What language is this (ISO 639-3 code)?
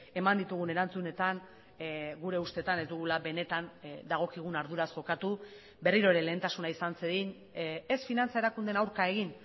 eus